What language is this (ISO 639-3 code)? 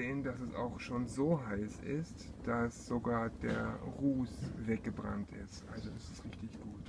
deu